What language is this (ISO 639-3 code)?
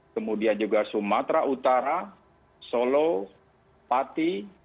ind